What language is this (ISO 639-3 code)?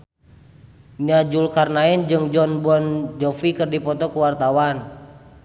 sun